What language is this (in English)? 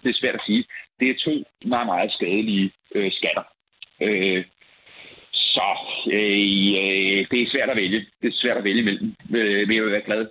Danish